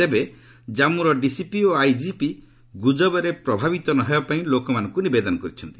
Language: Odia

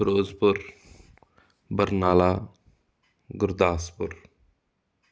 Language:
Punjabi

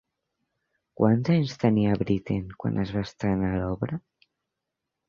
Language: Catalan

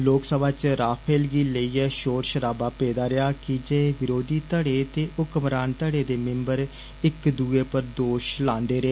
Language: Dogri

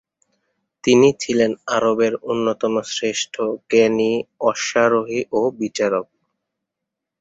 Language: Bangla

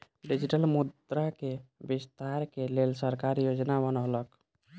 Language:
Maithili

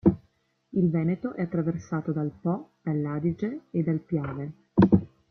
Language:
Italian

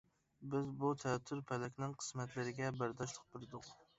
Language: Uyghur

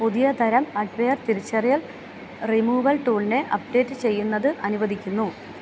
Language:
Malayalam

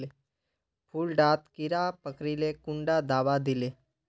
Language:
Magahi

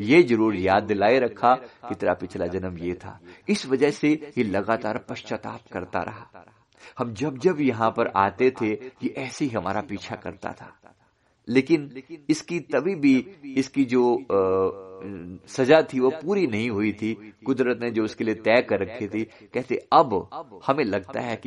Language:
Hindi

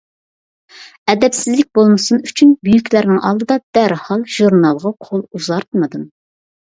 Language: Uyghur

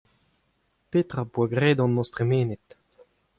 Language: Breton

